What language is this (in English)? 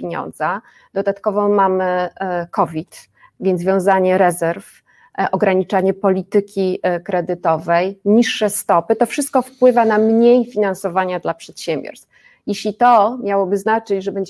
Polish